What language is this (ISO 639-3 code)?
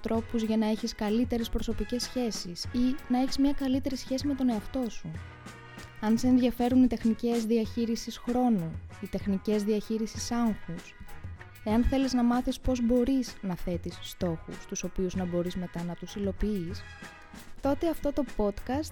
ell